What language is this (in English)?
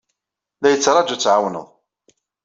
Kabyle